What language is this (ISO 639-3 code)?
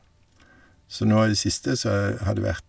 nor